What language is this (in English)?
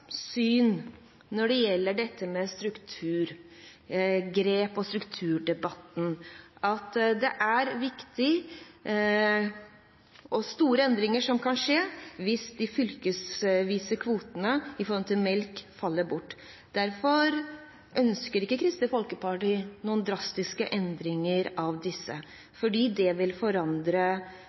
Norwegian Bokmål